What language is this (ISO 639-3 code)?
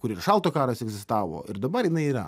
lit